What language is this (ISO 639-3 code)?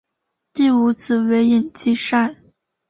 zho